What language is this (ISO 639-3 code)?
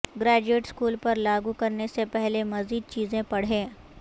urd